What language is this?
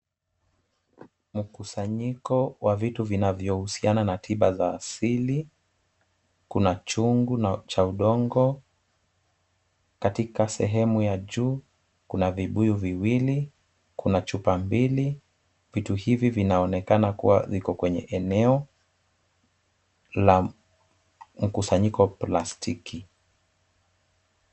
Swahili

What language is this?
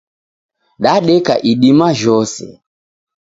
Taita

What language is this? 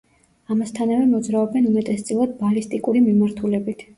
Georgian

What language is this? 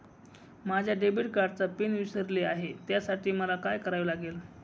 Marathi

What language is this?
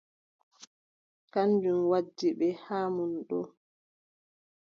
Adamawa Fulfulde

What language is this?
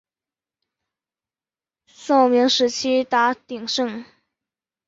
Chinese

